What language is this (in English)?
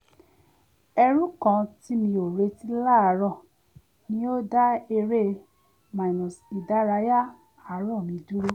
Yoruba